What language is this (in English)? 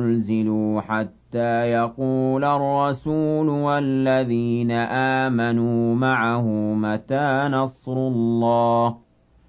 Arabic